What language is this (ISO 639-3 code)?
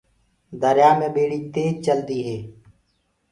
ggg